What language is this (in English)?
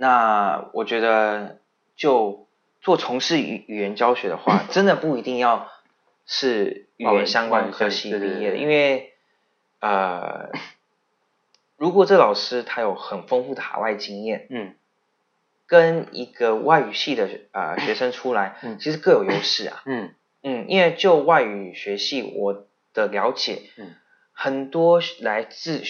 Chinese